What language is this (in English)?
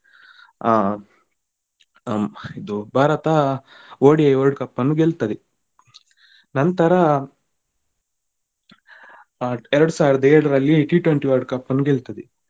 Kannada